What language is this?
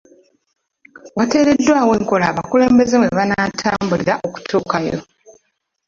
Ganda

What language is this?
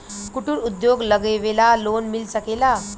Bhojpuri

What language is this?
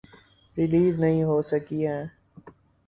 Urdu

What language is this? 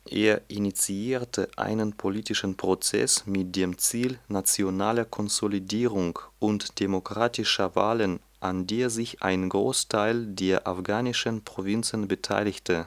German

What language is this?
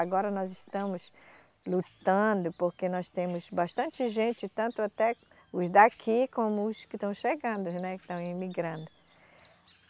Portuguese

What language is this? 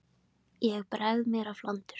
Icelandic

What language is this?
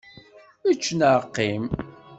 Kabyle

